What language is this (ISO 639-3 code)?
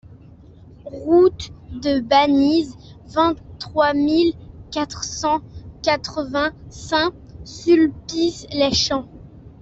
fra